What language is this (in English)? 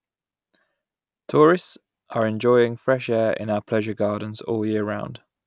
English